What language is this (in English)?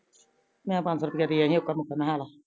Punjabi